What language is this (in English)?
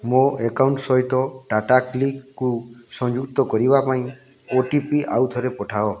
Odia